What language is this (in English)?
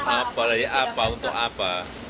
Indonesian